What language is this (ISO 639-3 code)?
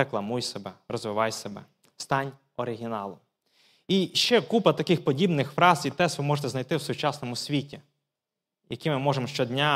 ukr